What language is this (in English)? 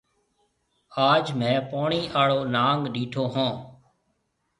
Marwari (Pakistan)